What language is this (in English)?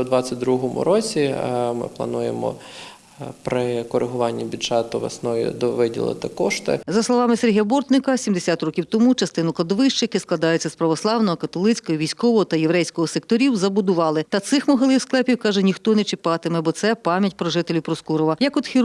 Ukrainian